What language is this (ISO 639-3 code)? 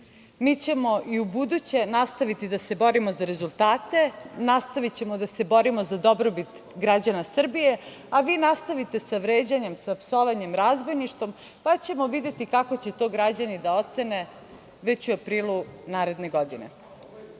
srp